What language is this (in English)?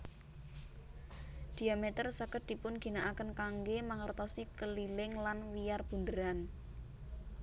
Javanese